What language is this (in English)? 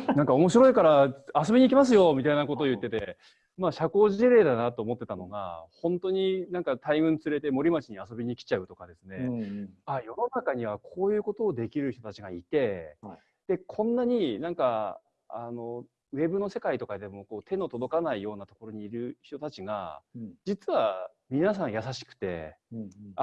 Japanese